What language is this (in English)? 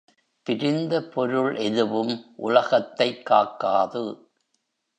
Tamil